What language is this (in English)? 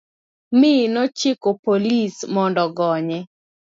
Luo (Kenya and Tanzania)